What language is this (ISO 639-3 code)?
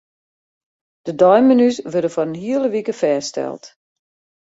fry